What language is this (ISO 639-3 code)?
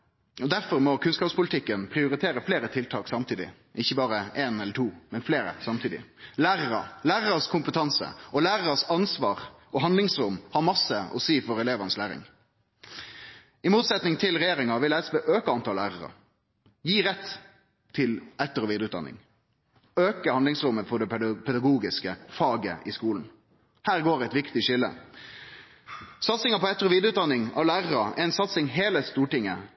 nno